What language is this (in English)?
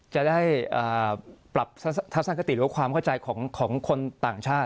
Thai